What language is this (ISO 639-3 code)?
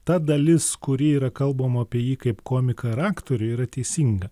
lit